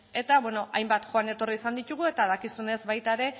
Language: Basque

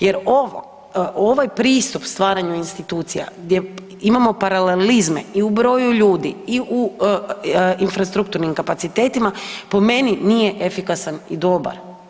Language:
Croatian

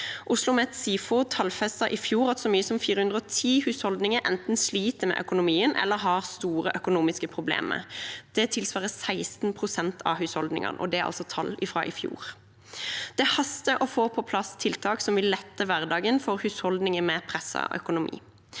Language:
Norwegian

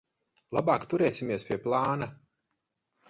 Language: Latvian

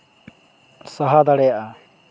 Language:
Santali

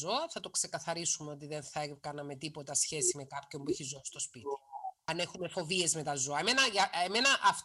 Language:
Greek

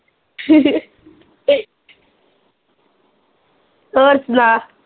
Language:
Punjabi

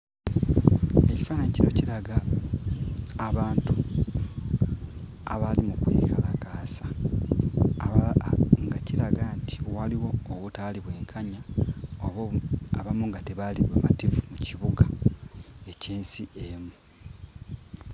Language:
Ganda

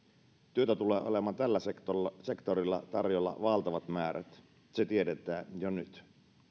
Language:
Finnish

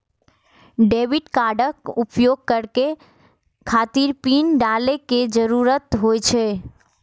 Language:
Maithili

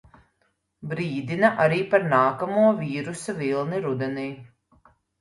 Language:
Latvian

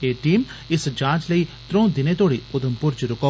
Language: Dogri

